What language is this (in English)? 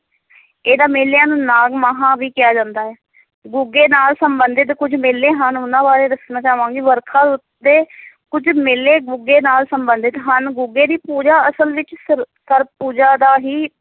Punjabi